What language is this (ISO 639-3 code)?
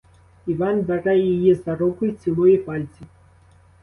ukr